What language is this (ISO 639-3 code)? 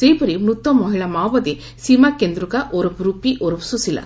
ori